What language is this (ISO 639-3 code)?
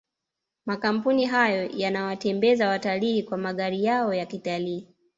swa